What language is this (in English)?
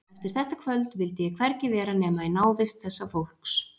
Icelandic